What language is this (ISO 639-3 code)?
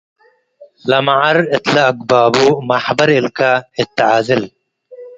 tig